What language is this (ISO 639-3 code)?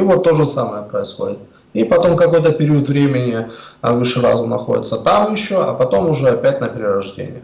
rus